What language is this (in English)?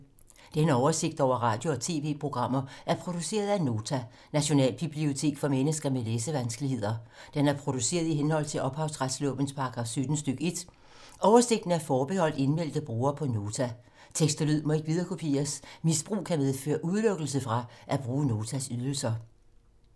Danish